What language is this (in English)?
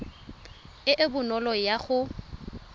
Tswana